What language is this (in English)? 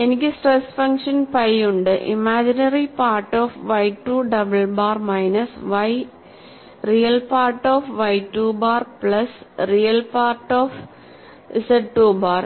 Malayalam